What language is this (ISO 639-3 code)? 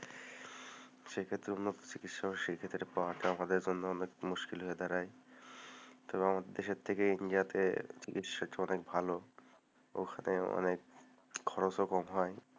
ben